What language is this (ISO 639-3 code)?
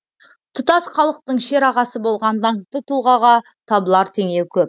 kaz